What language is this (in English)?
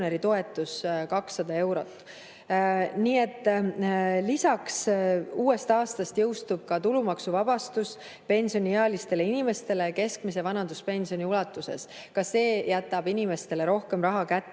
Estonian